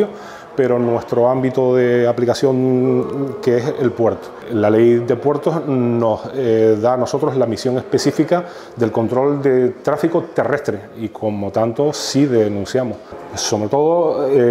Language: Spanish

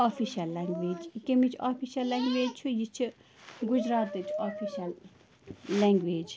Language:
Kashmiri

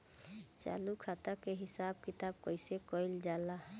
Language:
Bhojpuri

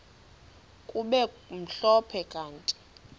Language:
Xhosa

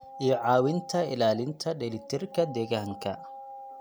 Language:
Somali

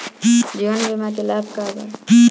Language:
Bhojpuri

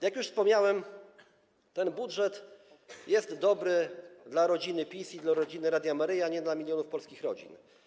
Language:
Polish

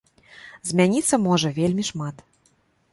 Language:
Belarusian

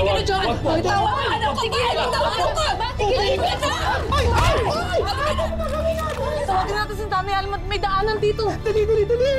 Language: Filipino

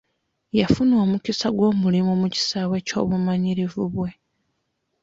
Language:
Ganda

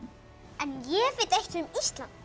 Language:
Icelandic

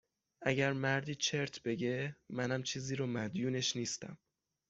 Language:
Persian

